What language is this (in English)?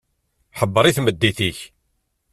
Kabyle